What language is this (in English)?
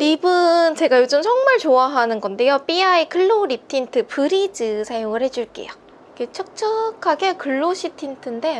Korean